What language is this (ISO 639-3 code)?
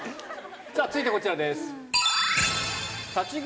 jpn